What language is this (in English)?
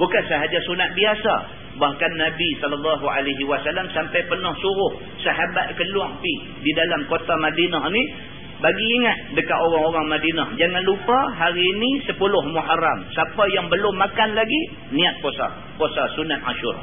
Malay